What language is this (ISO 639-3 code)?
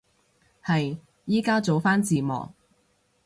yue